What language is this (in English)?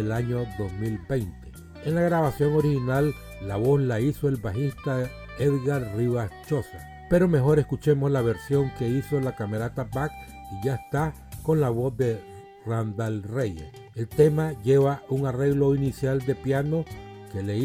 Spanish